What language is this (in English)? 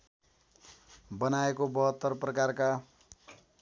Nepali